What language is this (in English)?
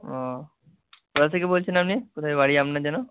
Bangla